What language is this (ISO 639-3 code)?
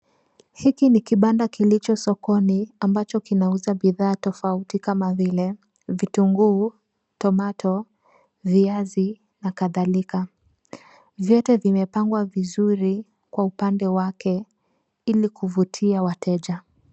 swa